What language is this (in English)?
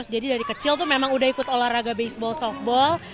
Indonesian